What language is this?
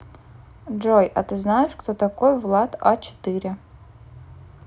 Russian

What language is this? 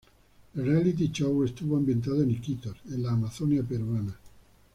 Spanish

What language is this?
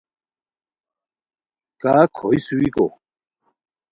Khowar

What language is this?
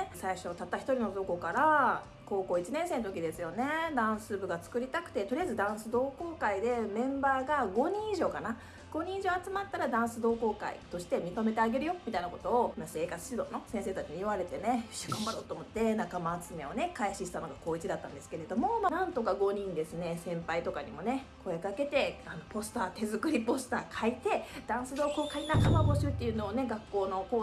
Japanese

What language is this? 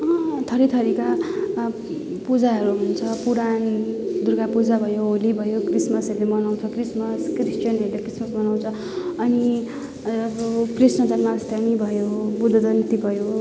Nepali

